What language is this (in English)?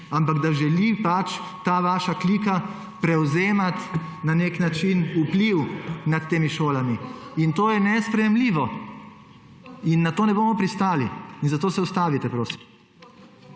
Slovenian